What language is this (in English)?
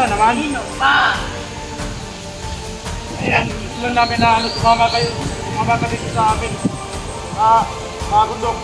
Filipino